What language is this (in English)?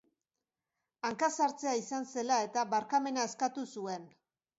Basque